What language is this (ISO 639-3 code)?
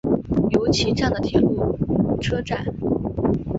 zho